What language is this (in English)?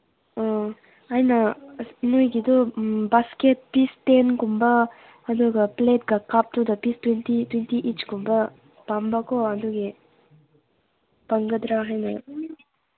Manipuri